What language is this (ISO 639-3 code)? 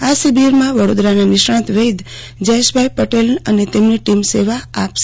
guj